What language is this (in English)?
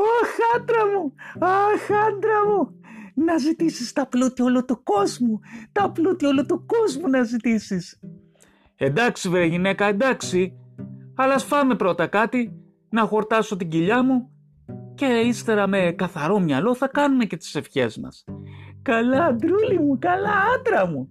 Greek